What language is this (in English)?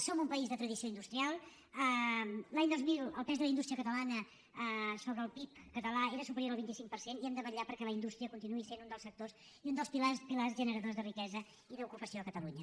Catalan